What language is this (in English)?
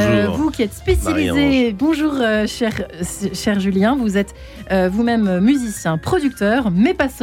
French